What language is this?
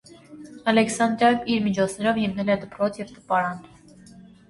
Armenian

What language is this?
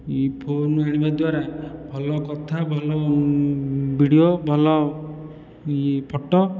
Odia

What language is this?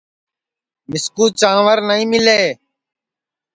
Sansi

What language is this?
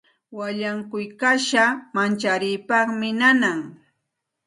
Santa Ana de Tusi Pasco Quechua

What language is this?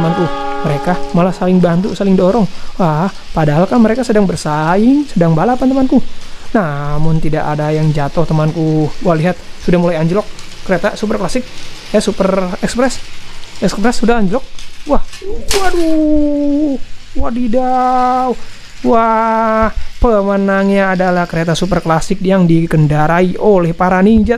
Indonesian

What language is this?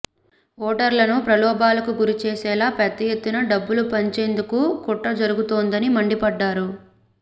Telugu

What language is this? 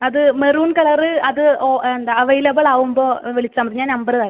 Malayalam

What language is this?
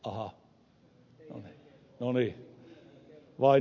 Finnish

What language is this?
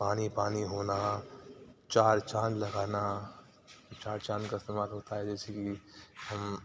Urdu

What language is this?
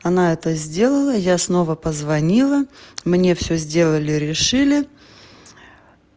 Russian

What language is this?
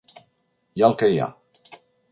Catalan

